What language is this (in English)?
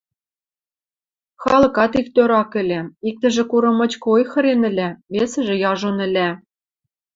Western Mari